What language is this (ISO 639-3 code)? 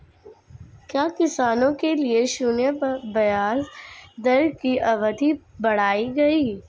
hin